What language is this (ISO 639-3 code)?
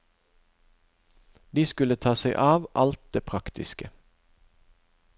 nor